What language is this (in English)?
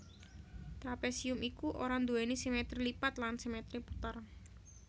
Javanese